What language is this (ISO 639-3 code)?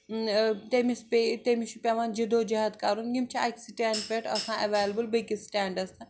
kas